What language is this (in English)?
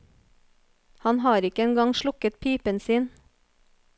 Norwegian